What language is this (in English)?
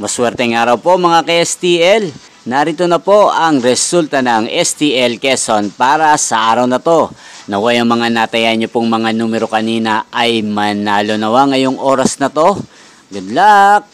Filipino